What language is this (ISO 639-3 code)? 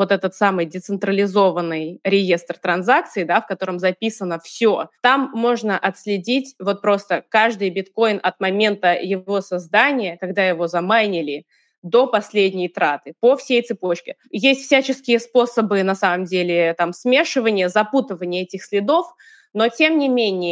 rus